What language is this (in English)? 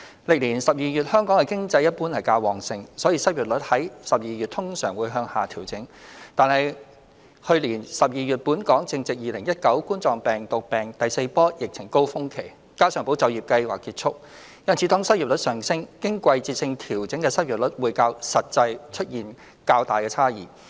Cantonese